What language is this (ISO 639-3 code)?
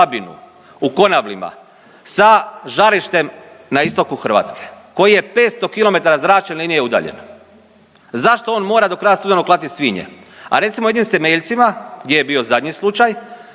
hrv